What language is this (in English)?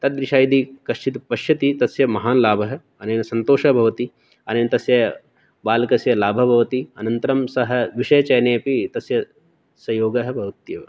Sanskrit